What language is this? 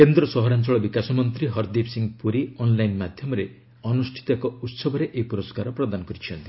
Odia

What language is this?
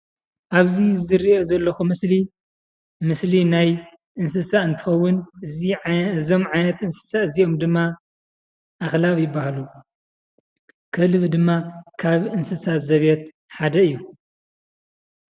Tigrinya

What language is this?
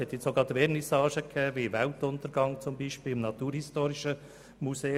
Swiss German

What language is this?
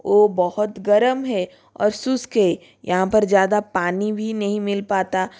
Hindi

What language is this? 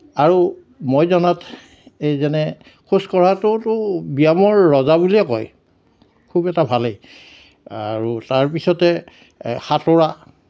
Assamese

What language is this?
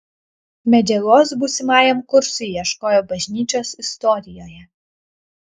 Lithuanian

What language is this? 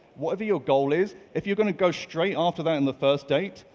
English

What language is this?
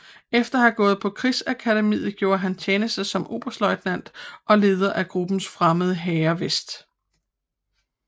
Danish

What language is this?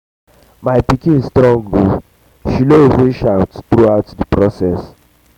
Nigerian Pidgin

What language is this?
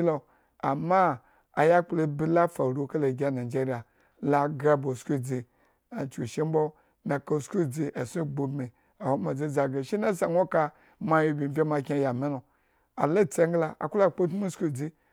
Eggon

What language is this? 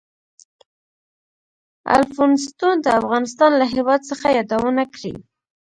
Pashto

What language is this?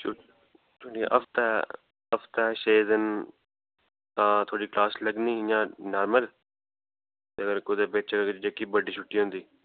Dogri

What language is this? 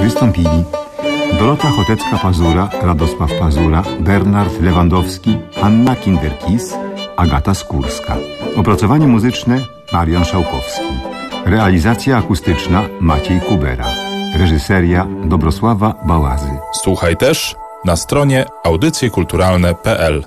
Polish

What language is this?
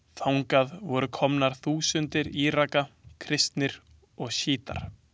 Icelandic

